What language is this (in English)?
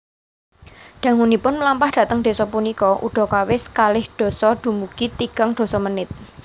Javanese